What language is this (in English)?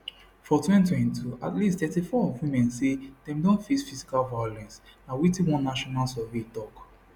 Nigerian Pidgin